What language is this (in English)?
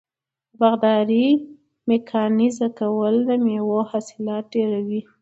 Pashto